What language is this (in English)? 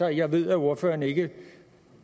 Danish